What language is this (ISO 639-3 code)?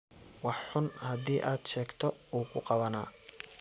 som